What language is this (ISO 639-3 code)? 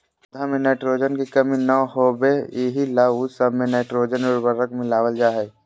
mag